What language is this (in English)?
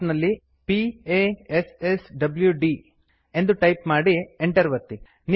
Kannada